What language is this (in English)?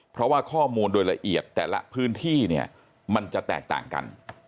Thai